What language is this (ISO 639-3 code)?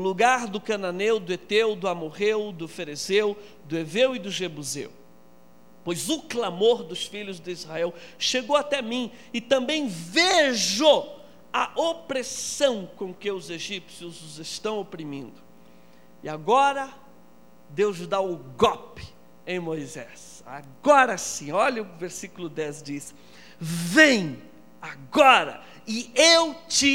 por